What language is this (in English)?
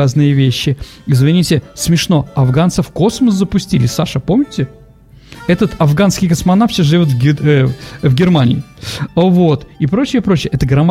Russian